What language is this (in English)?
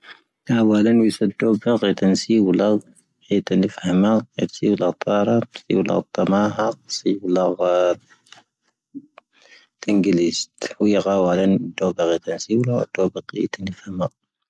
Tahaggart Tamahaq